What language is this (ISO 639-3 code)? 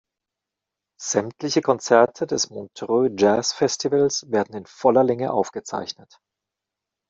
deu